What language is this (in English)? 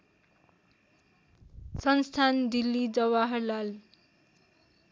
Nepali